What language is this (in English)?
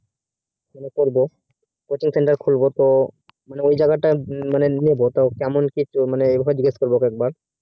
Bangla